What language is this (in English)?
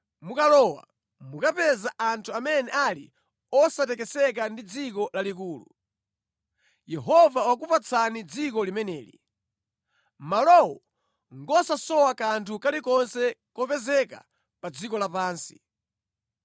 Nyanja